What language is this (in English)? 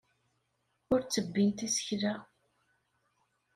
Kabyle